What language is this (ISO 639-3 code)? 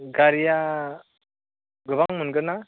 brx